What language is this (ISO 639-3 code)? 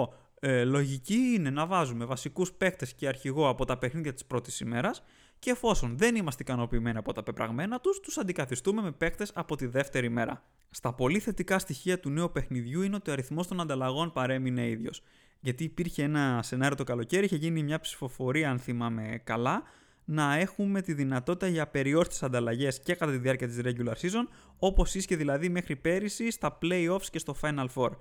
ell